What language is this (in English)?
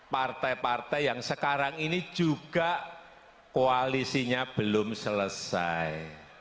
Indonesian